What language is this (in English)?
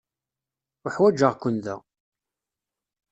Kabyle